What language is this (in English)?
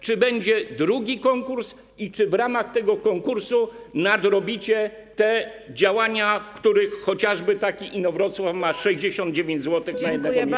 Polish